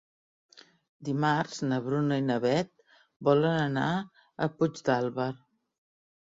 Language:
Catalan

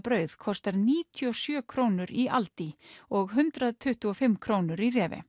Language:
Icelandic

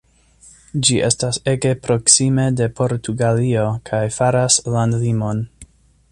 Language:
Esperanto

